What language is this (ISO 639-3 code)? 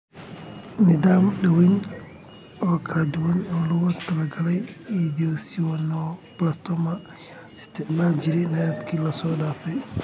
som